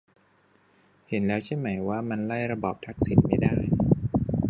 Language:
Thai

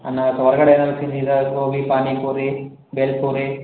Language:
Kannada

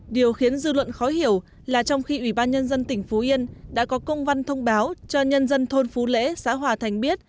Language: Vietnamese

